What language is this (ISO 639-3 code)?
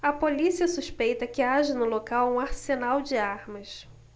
por